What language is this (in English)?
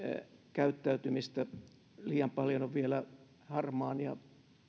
Finnish